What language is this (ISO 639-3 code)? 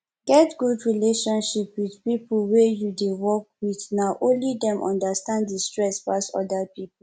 pcm